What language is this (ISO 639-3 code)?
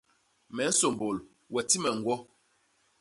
bas